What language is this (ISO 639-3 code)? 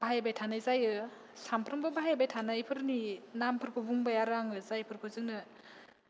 brx